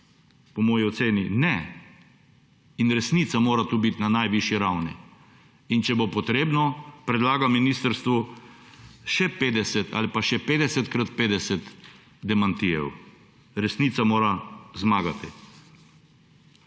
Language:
Slovenian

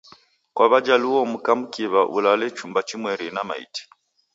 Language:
Taita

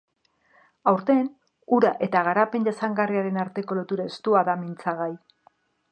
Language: Basque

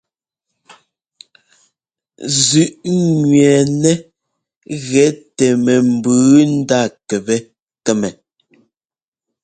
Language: Ngomba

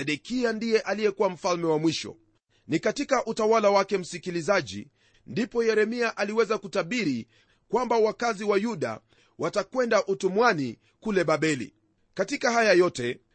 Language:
Swahili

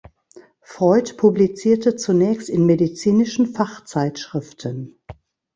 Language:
German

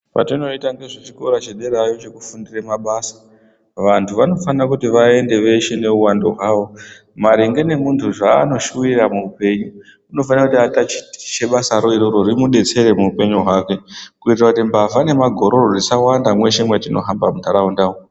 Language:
Ndau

